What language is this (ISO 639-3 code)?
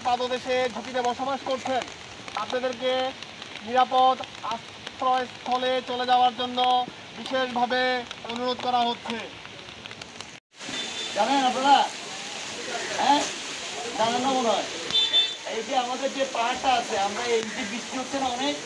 tur